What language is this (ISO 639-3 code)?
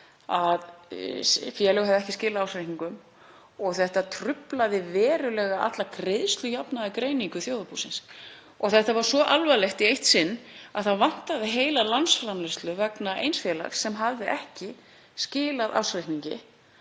isl